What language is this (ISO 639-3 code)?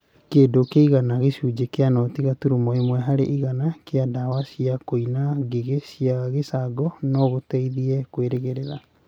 kik